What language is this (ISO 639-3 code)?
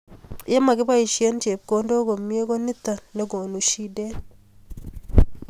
kln